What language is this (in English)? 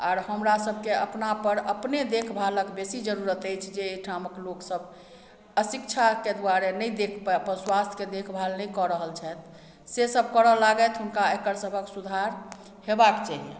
Maithili